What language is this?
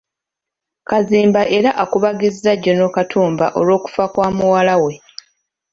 Ganda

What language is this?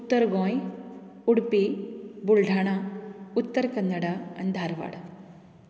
Konkani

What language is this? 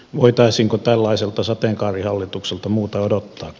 Finnish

